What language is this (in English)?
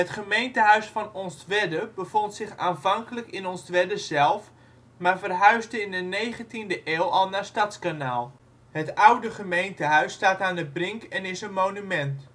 Dutch